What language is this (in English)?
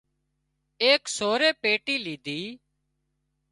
Wadiyara Koli